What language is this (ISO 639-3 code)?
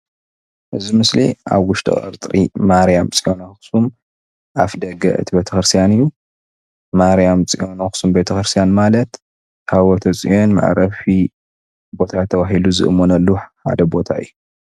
tir